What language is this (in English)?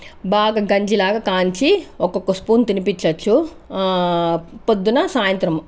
Telugu